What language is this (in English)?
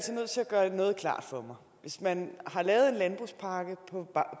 Danish